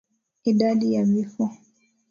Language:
Swahili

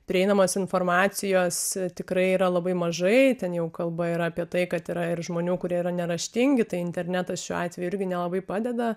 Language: Lithuanian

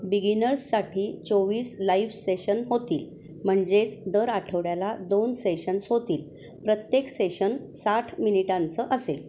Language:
Marathi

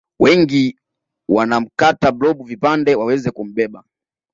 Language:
Swahili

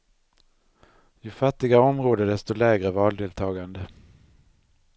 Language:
Swedish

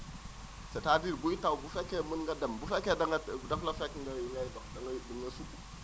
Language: Wolof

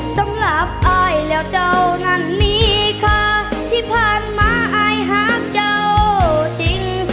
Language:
Thai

